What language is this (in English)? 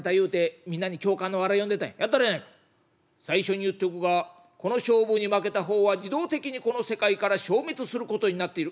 Japanese